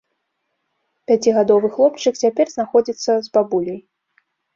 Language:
Belarusian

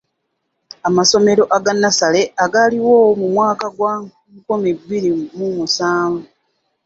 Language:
Ganda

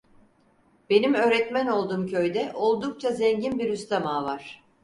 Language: Turkish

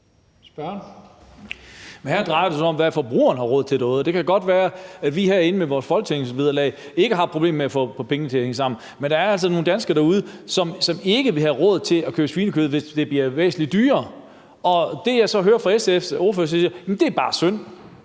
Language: Danish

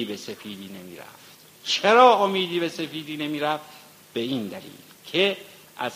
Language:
Persian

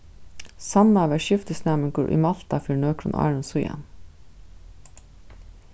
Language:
Faroese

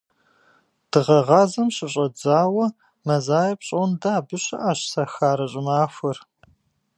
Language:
Kabardian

